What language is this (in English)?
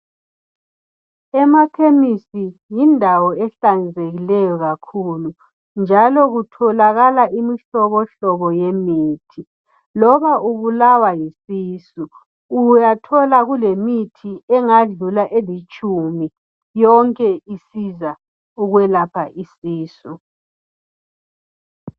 North Ndebele